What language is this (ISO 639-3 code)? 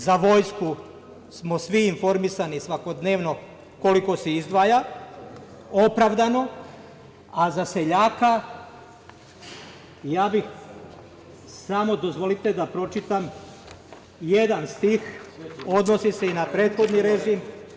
srp